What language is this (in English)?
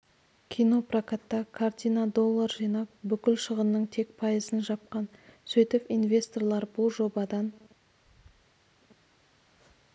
Kazakh